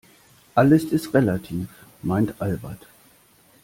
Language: German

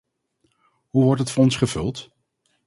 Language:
Dutch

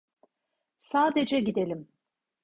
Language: Turkish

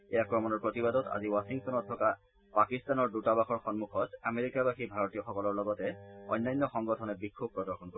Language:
Assamese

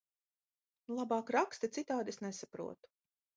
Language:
Latvian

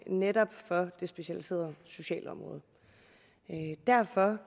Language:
Danish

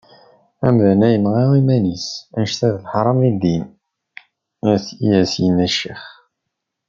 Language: Kabyle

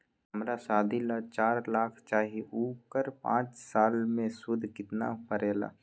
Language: Magahi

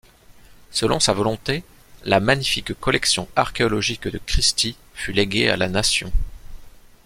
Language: French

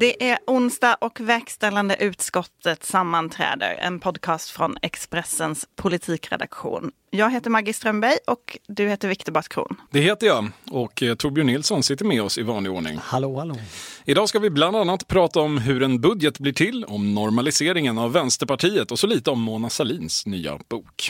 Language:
Swedish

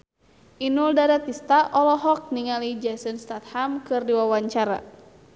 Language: Sundanese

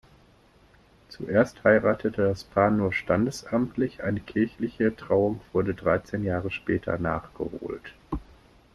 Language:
German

